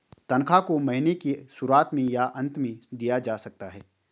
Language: Hindi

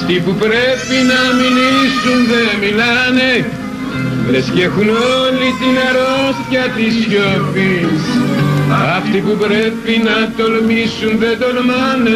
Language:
Greek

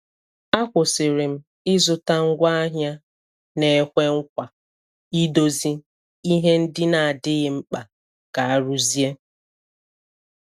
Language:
Igbo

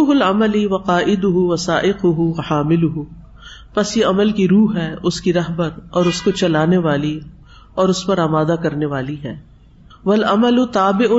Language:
Urdu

